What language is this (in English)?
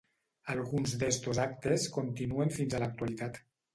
Catalan